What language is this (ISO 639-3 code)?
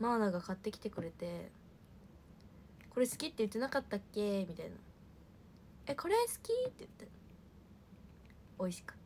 jpn